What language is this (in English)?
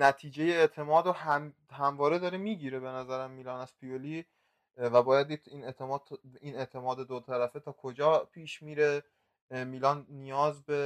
Persian